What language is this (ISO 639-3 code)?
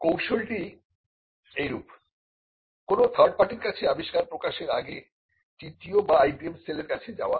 ben